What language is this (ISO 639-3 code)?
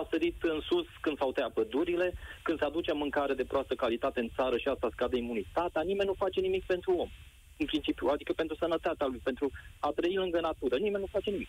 ron